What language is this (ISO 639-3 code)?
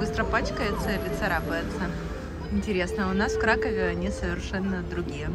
rus